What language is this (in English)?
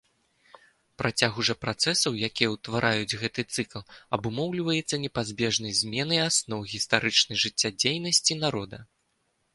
Belarusian